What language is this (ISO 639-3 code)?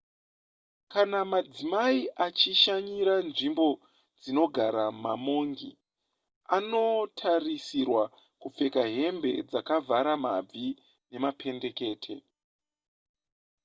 sna